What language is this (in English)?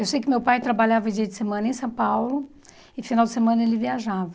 Portuguese